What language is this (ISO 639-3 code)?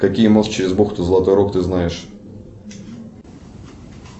rus